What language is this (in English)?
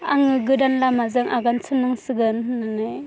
Bodo